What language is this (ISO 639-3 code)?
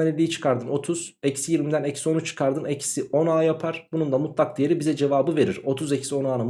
tur